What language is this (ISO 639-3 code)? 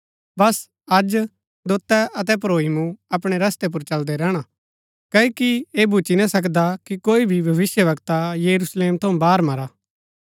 gbk